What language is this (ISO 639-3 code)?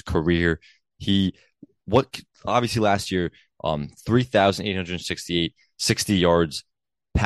eng